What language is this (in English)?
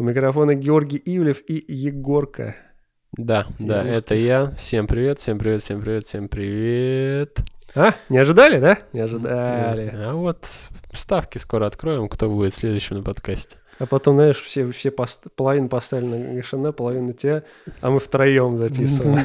Russian